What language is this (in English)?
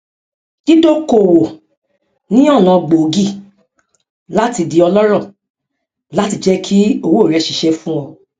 Yoruba